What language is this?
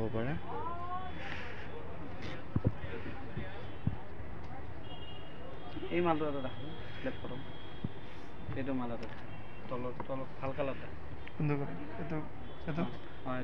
Arabic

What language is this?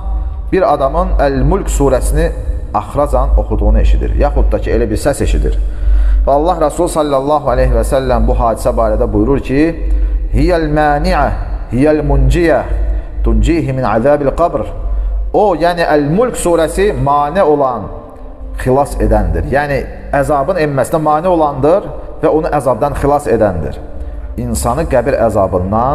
Turkish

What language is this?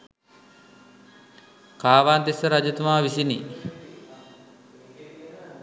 Sinhala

